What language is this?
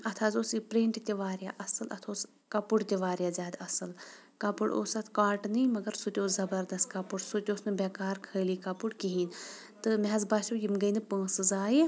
Kashmiri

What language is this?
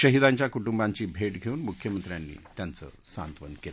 Marathi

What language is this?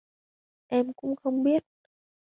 Vietnamese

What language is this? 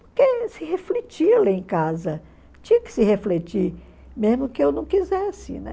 Portuguese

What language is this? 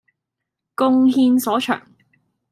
Chinese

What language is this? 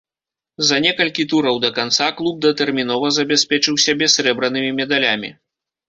Belarusian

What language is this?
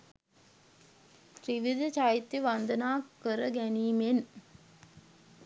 Sinhala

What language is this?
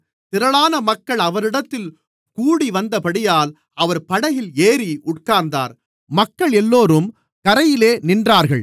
Tamil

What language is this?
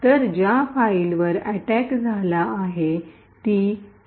Marathi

